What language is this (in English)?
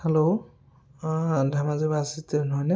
Assamese